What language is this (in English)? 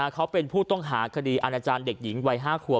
Thai